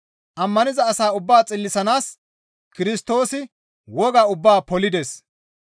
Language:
Gamo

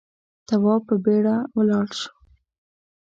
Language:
Pashto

